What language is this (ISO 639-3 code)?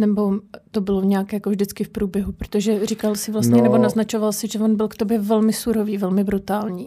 ces